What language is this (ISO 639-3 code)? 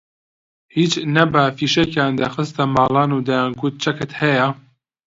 ckb